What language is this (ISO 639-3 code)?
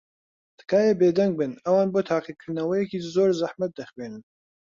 ckb